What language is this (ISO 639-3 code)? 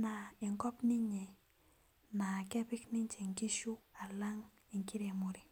mas